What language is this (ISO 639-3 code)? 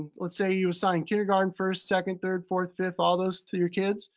eng